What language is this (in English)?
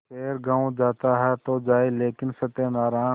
Hindi